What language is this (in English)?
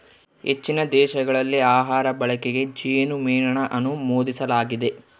Kannada